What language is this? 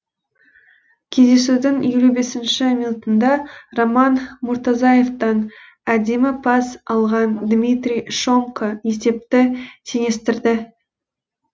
Kazakh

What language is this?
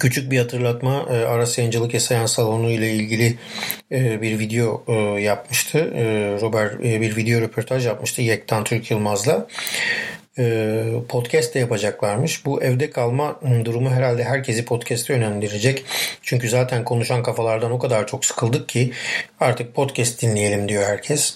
Turkish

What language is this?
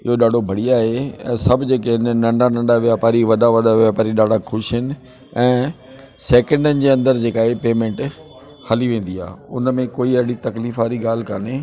Sindhi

